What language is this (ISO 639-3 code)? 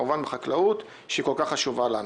heb